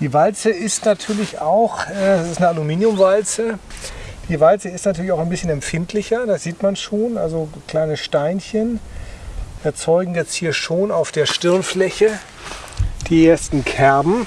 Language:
German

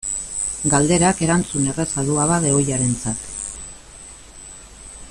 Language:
Basque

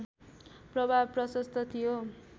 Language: Nepali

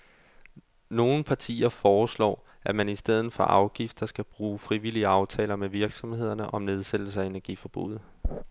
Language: Danish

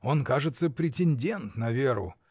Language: Russian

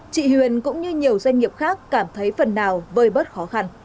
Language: Vietnamese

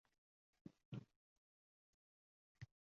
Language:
Uzbek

